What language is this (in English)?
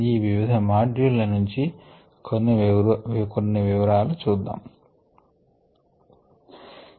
Telugu